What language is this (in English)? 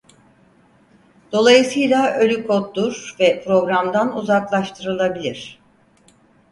Turkish